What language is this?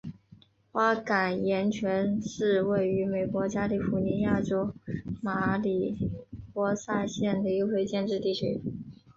Chinese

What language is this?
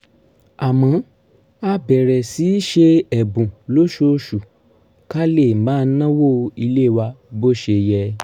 Yoruba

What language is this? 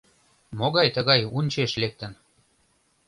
Mari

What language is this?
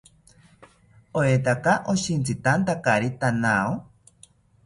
South Ucayali Ashéninka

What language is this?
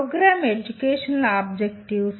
Telugu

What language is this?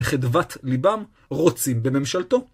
Hebrew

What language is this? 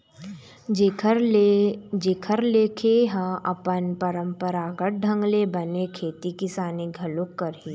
Chhattisgarhi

